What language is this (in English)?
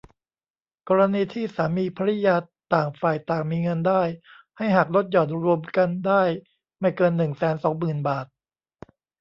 Thai